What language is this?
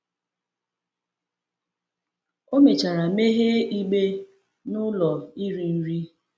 Igbo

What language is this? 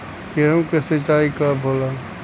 Bhojpuri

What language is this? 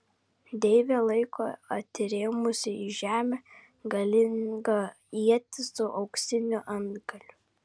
Lithuanian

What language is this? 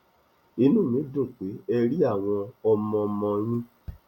Yoruba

